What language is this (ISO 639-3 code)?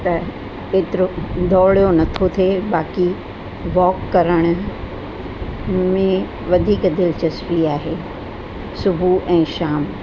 snd